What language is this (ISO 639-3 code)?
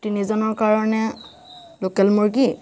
asm